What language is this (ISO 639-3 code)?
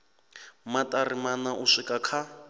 ven